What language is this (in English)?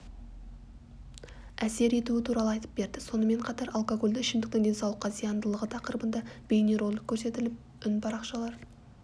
Kazakh